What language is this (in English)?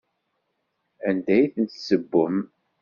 Kabyle